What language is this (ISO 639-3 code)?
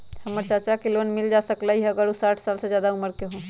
mag